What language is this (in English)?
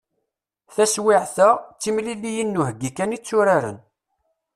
Kabyle